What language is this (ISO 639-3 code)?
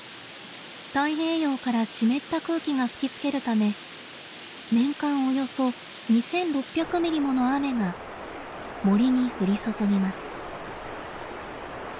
jpn